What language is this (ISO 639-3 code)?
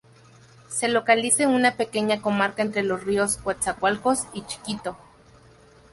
spa